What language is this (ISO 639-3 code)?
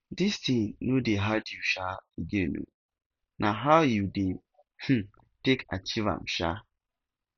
pcm